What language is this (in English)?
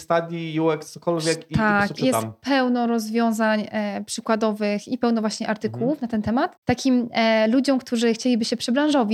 Polish